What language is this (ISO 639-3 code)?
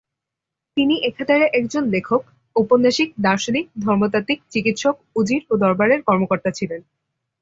ben